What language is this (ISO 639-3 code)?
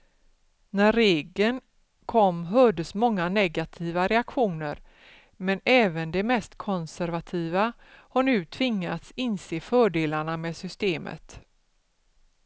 swe